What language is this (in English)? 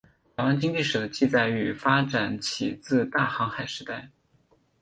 Chinese